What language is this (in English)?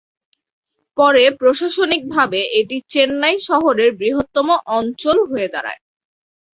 Bangla